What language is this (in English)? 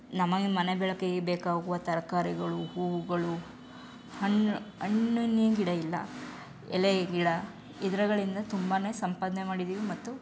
Kannada